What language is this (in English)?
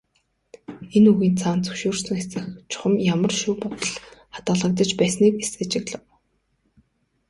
Mongolian